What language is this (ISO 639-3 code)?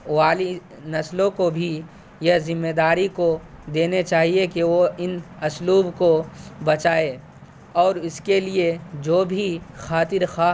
urd